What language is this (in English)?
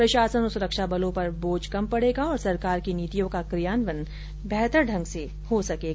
Hindi